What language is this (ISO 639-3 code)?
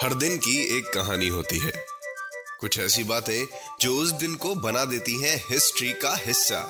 hin